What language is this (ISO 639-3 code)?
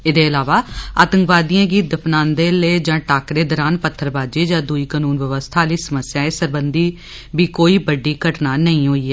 doi